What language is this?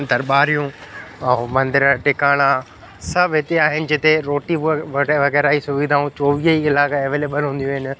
Sindhi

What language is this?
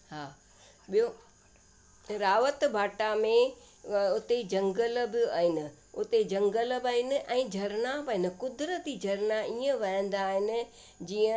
Sindhi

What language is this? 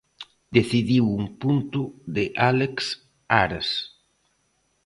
Galician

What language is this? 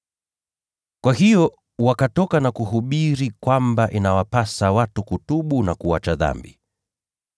Swahili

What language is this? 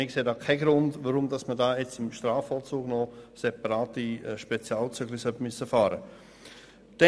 Swiss German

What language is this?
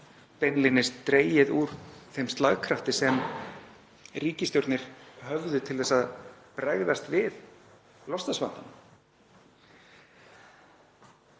Icelandic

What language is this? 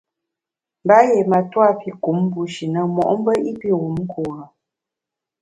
Bamun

